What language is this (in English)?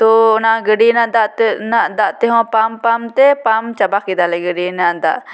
Santali